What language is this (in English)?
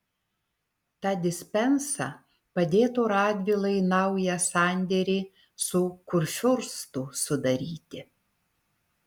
Lithuanian